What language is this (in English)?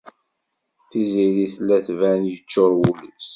Kabyle